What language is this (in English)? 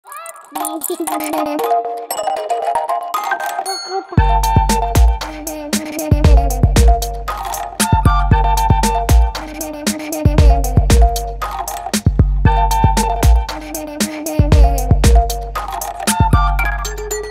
Arabic